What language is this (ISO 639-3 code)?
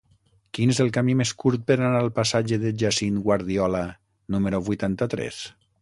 cat